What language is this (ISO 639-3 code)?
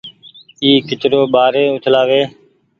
gig